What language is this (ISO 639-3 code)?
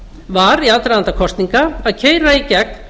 isl